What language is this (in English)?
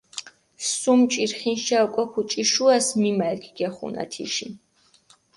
Mingrelian